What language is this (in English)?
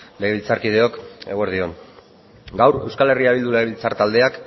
Basque